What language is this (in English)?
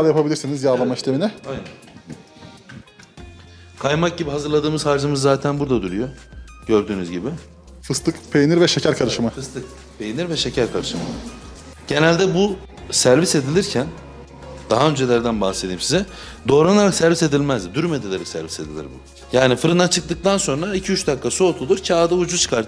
Turkish